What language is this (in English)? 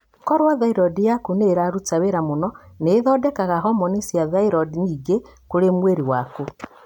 Kikuyu